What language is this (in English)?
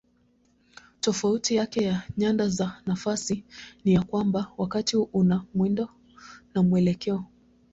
Swahili